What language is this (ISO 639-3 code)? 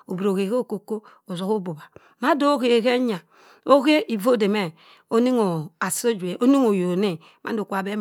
mfn